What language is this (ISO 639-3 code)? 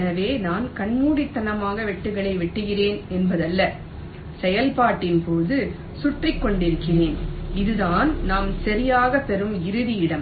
tam